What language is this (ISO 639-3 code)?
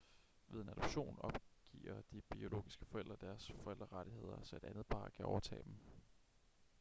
dan